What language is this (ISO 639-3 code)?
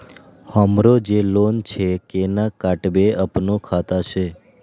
mai